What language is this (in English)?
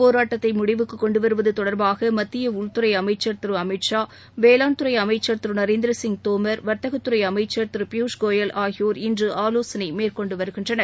Tamil